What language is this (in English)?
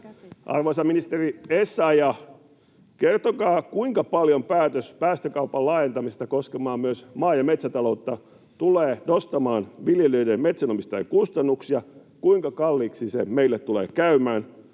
Finnish